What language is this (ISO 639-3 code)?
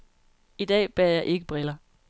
dan